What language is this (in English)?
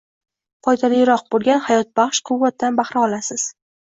Uzbek